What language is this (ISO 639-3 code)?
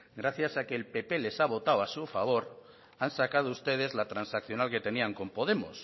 spa